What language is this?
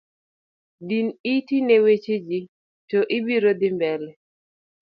Luo (Kenya and Tanzania)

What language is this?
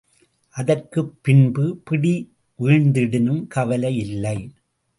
Tamil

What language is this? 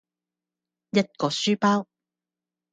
Cantonese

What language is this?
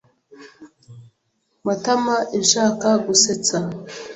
Kinyarwanda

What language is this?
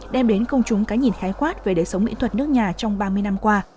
Vietnamese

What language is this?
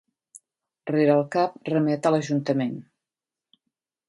Catalan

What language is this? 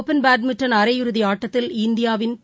Tamil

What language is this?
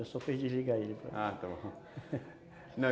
Portuguese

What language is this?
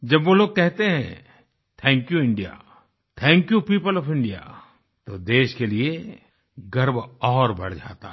Hindi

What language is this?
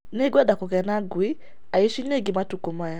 Kikuyu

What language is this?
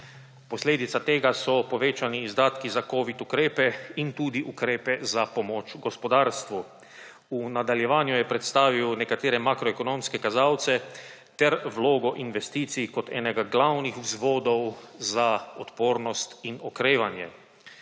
Slovenian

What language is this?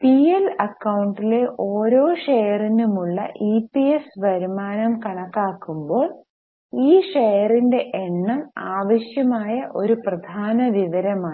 Malayalam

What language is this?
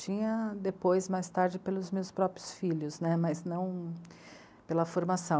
Portuguese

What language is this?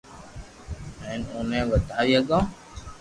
Loarki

